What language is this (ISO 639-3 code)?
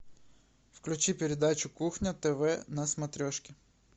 rus